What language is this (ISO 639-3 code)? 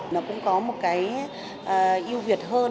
vie